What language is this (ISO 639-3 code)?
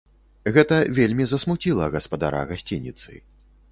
bel